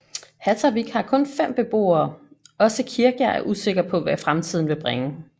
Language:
Danish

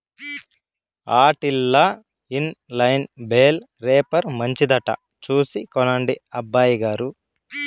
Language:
Telugu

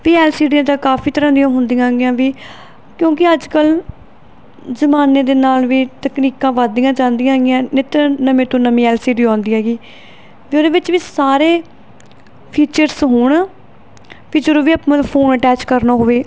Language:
Punjabi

